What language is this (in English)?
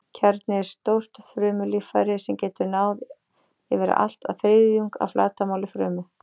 Icelandic